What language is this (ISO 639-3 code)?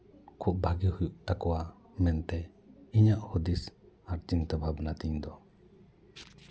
sat